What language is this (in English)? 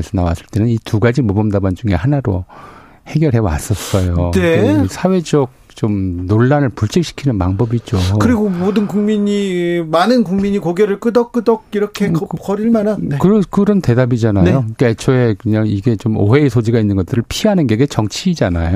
Korean